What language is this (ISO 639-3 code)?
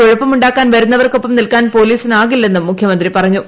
mal